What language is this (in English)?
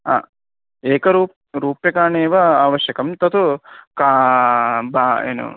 Sanskrit